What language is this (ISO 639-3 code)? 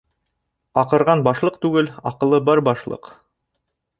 bak